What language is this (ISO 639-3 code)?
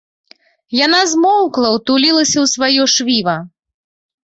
bel